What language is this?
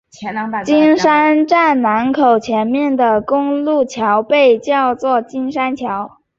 Chinese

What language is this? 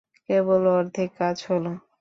Bangla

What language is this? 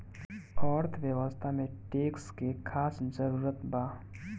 Bhojpuri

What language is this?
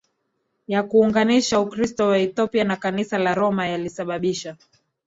Swahili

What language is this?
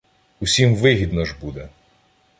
Ukrainian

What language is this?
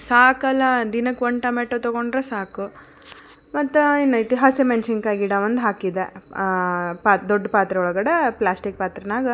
Kannada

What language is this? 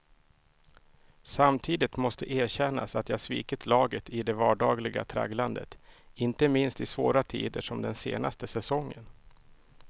Swedish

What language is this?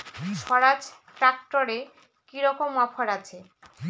Bangla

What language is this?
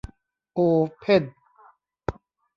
Thai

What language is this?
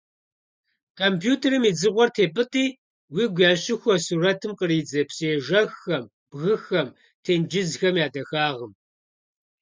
Kabardian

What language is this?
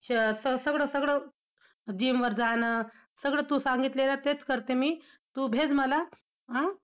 Marathi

